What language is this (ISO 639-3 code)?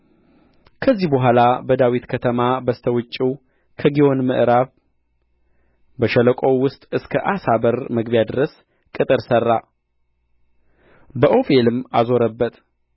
amh